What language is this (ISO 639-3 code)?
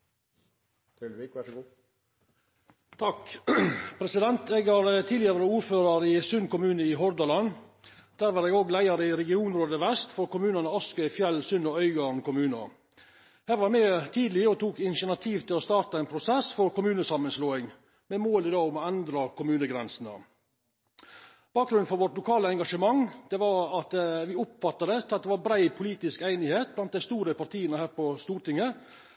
nno